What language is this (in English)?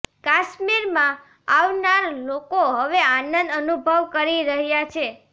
Gujarati